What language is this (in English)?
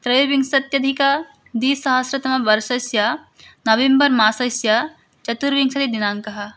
Sanskrit